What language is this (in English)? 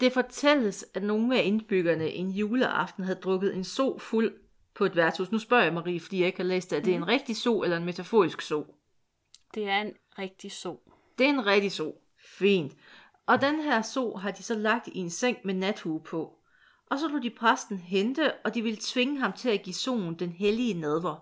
Danish